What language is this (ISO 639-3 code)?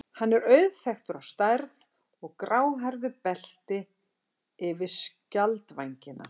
isl